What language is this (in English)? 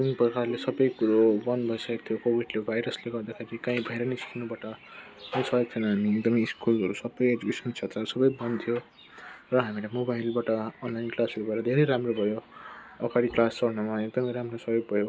Nepali